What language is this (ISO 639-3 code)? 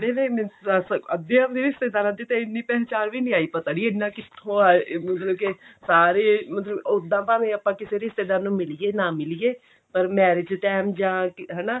pan